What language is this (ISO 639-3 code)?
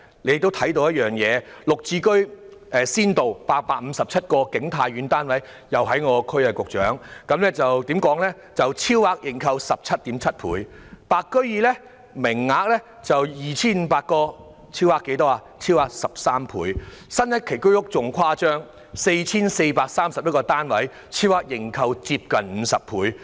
yue